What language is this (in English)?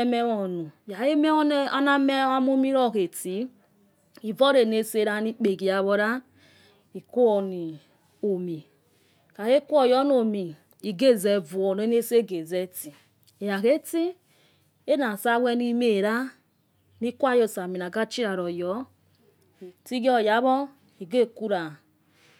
Yekhee